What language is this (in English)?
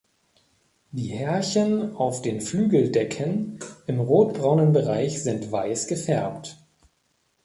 German